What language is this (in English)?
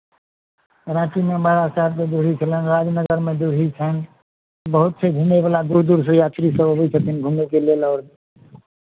Maithili